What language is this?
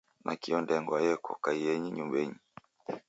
Taita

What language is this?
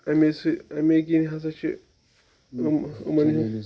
Kashmiri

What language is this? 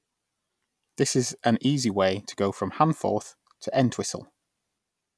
English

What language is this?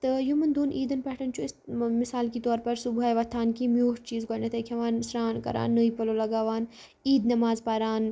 Kashmiri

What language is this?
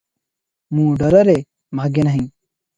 Odia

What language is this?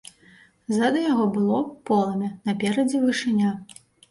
Belarusian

